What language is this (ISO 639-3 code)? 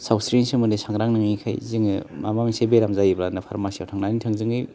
brx